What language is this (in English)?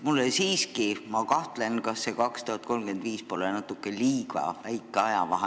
Estonian